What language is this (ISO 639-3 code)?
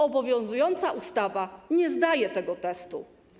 pol